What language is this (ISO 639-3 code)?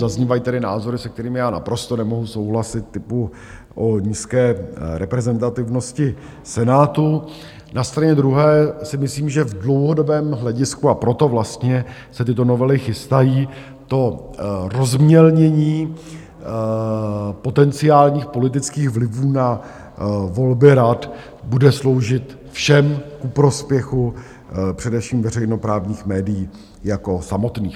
ces